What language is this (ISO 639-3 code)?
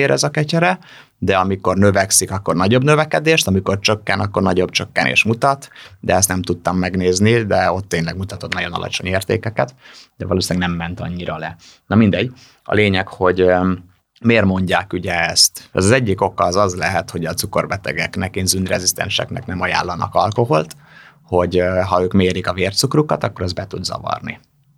hun